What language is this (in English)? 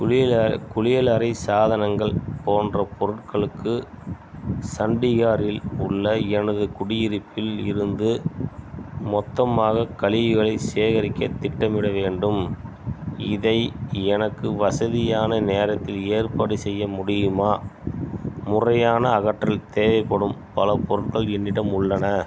Tamil